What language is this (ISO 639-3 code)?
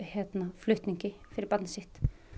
isl